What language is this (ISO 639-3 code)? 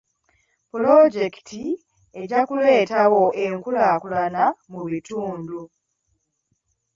lug